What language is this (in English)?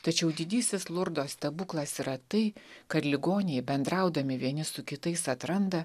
Lithuanian